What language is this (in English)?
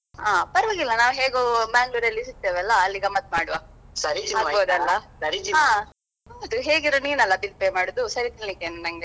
Kannada